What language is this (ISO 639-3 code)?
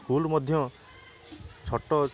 ori